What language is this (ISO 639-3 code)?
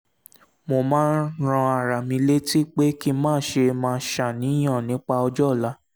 yor